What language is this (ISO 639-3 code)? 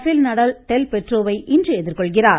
tam